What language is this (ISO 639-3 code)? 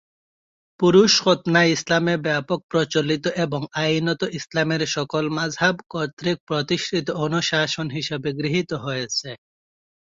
ben